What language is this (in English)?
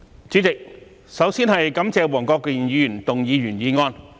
Cantonese